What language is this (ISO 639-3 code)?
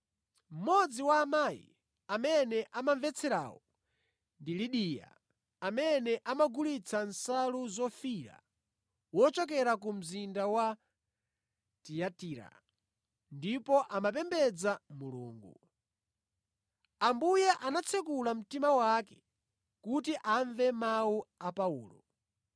nya